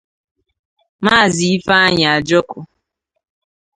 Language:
Igbo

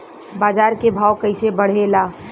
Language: Bhojpuri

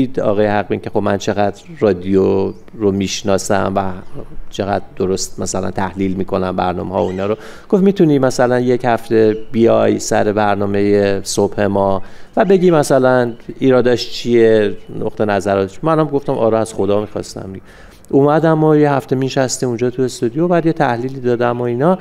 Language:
Persian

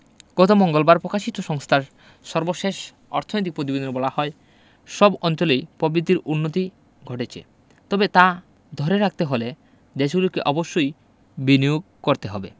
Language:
Bangla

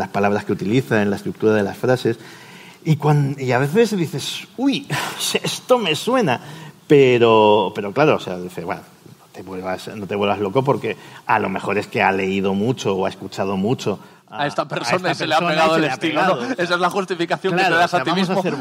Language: Spanish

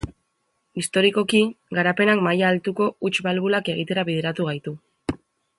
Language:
Basque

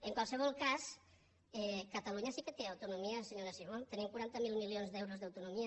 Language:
Catalan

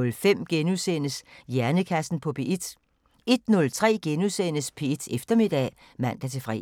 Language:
Danish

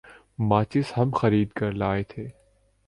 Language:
Urdu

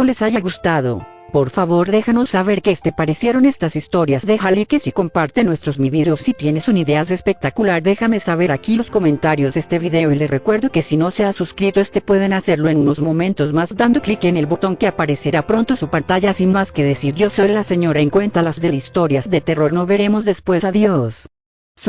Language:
Spanish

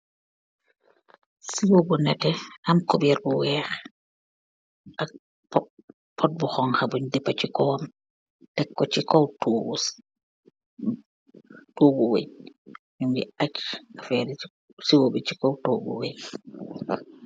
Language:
Wolof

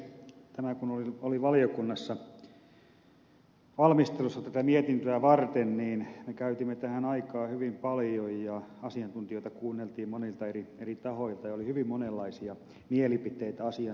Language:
Finnish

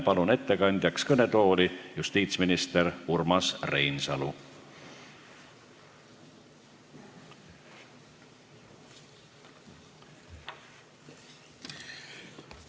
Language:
Estonian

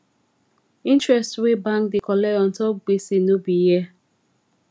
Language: Nigerian Pidgin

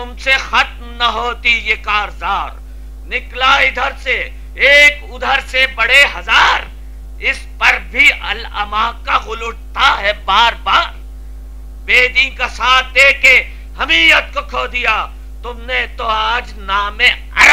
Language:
Hindi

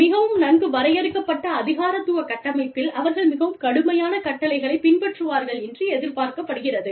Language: Tamil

